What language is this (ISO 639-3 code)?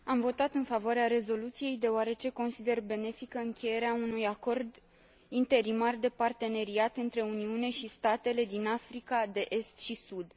ron